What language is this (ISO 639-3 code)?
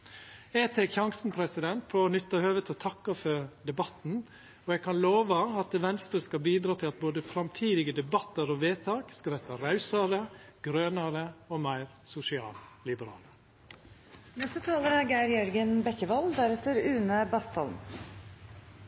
nor